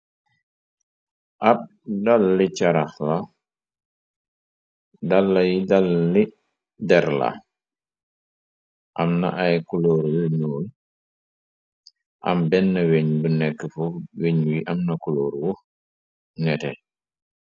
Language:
Wolof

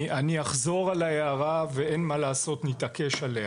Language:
Hebrew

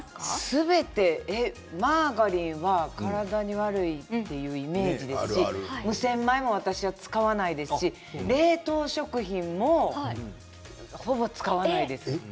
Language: Japanese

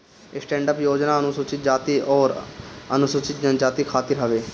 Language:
Bhojpuri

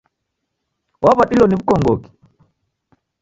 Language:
Taita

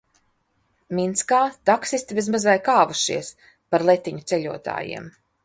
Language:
Latvian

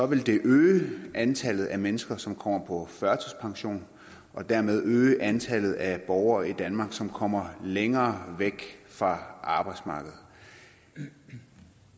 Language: Danish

